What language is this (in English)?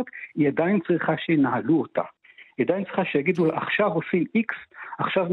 Hebrew